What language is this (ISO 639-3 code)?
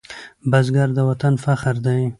pus